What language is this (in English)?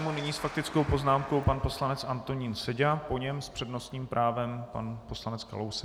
Czech